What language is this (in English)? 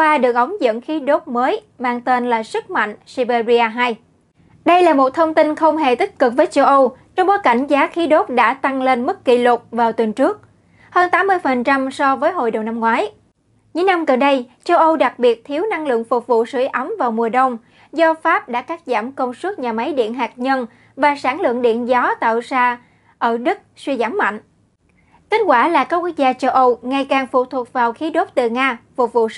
Vietnamese